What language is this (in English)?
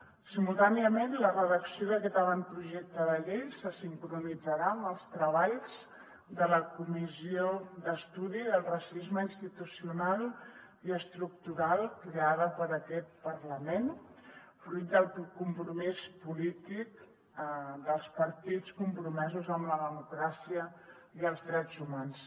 Catalan